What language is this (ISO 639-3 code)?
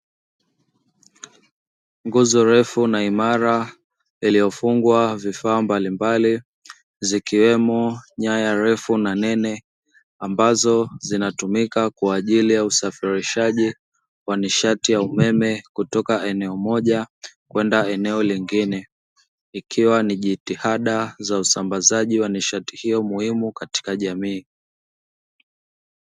swa